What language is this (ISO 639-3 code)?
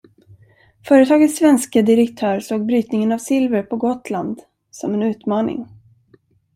swe